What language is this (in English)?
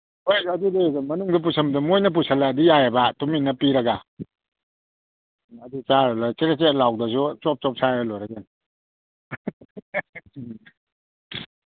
Manipuri